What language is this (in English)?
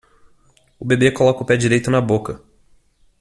Portuguese